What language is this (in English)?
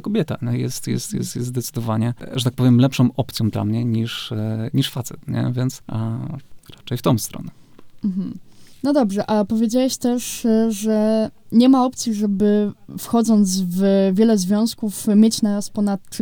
Polish